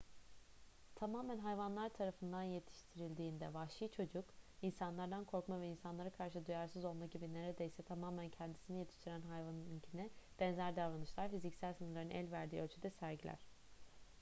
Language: Turkish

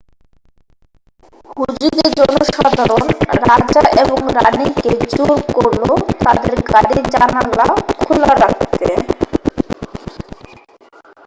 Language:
Bangla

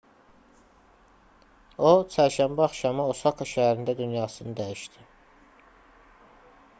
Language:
Azerbaijani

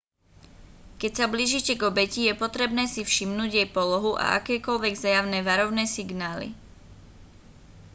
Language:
Slovak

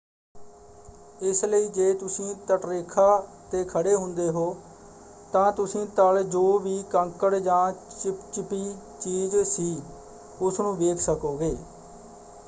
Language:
Punjabi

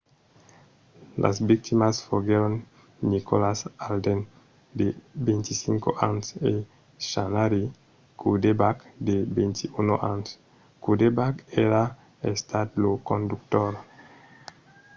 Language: Occitan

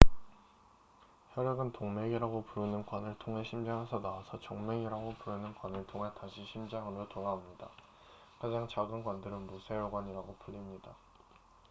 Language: Korean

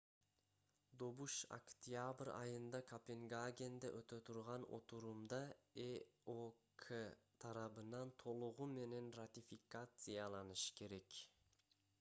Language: Kyrgyz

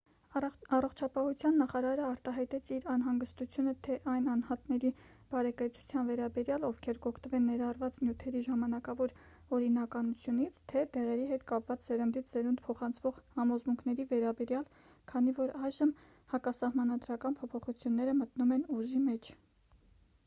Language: Armenian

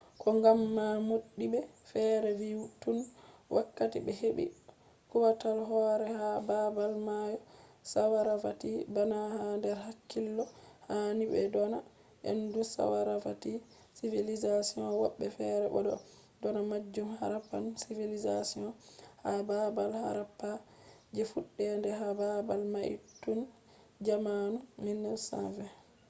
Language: Fula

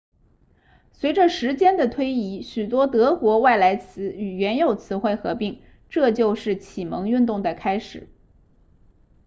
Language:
Chinese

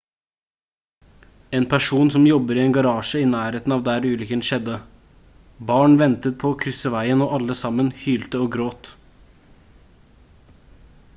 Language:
Norwegian Bokmål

